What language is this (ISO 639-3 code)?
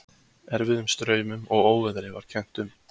isl